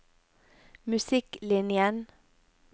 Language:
Norwegian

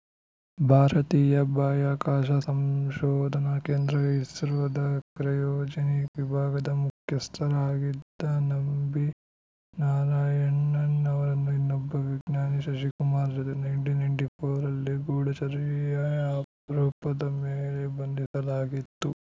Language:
Kannada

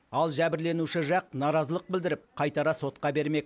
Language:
Kazakh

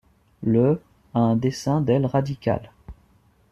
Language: French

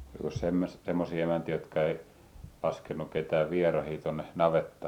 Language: Finnish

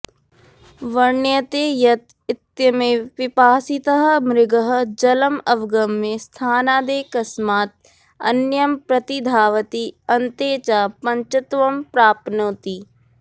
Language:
Sanskrit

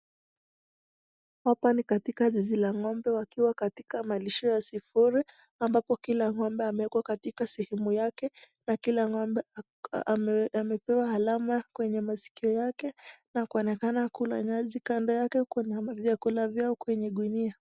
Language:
Swahili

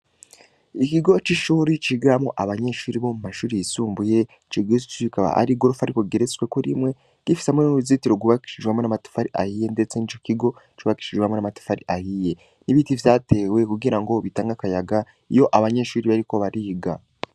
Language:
Rundi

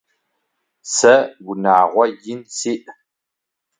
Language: Adyghe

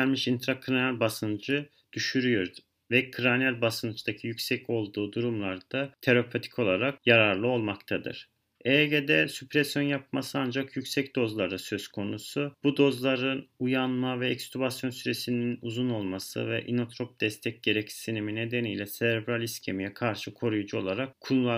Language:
Turkish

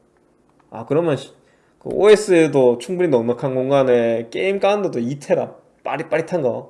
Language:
Korean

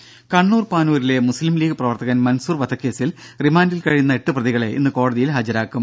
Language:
Malayalam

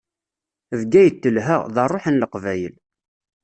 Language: Kabyle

